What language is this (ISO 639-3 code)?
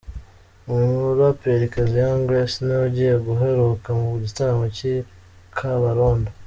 kin